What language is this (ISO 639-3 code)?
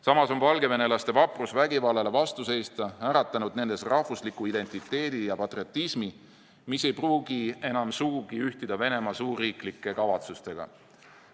est